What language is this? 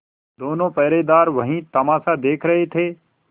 Hindi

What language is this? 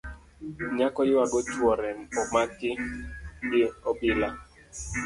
Luo (Kenya and Tanzania)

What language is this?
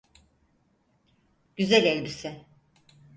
Turkish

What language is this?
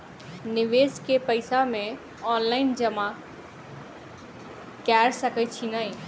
Maithili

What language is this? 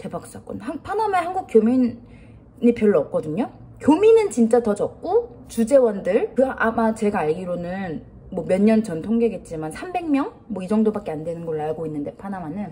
Korean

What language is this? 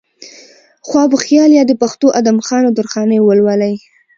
Pashto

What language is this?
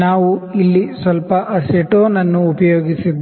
Kannada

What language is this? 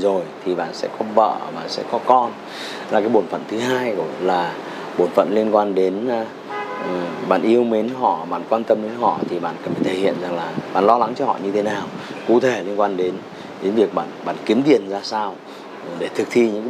Vietnamese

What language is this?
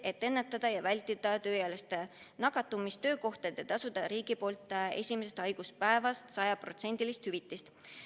Estonian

